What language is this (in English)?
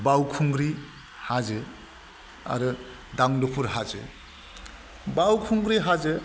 Bodo